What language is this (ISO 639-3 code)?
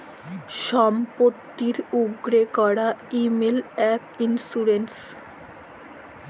ben